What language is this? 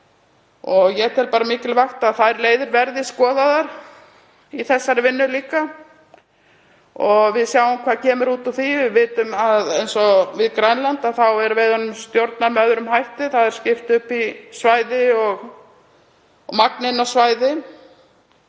Icelandic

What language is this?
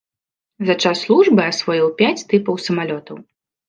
Belarusian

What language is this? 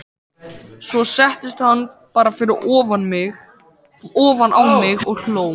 Icelandic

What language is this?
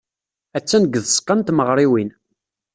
Kabyle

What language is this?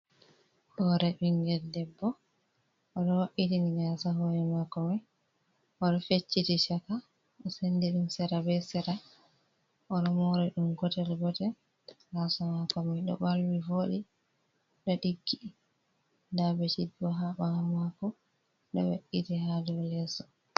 Fula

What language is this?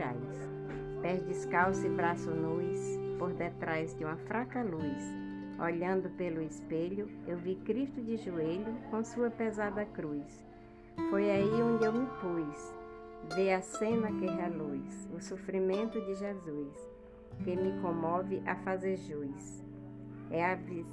Portuguese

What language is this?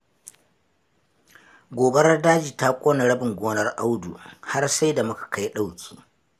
Hausa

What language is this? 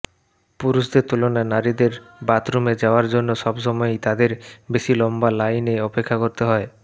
Bangla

